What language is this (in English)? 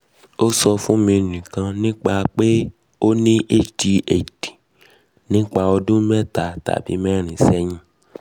Yoruba